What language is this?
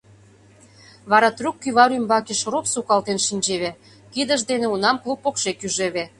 Mari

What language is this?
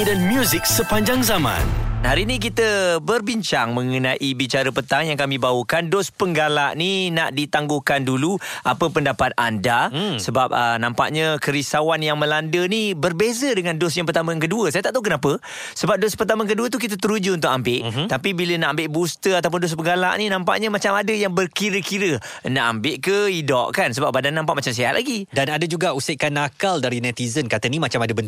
Malay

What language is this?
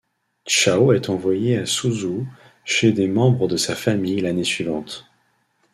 French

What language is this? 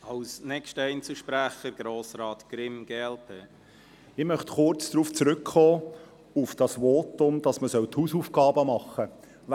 Swiss German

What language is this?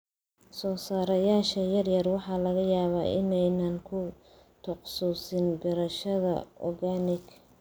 Somali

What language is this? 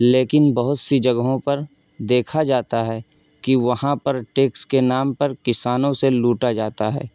Urdu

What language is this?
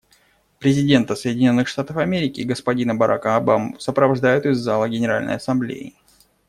Russian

